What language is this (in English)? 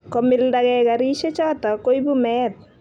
Kalenjin